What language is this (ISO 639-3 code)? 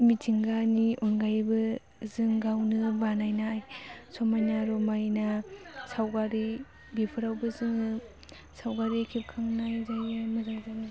brx